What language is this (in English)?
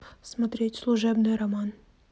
Russian